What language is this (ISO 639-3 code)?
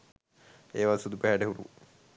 sin